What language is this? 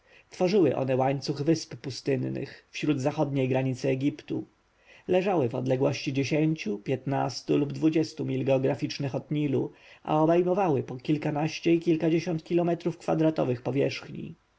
Polish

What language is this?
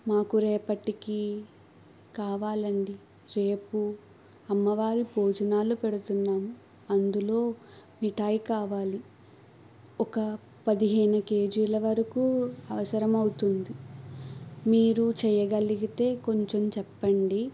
Telugu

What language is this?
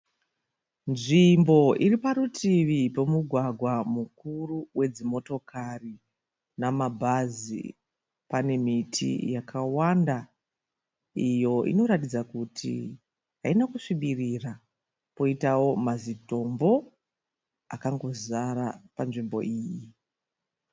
Shona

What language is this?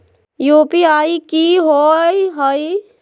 Magahi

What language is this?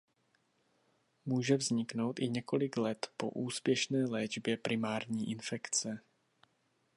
Czech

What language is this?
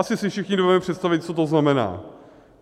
Czech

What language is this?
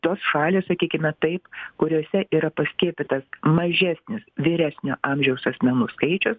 Lithuanian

